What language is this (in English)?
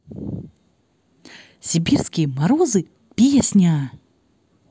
Russian